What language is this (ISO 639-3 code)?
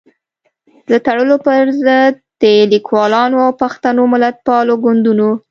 pus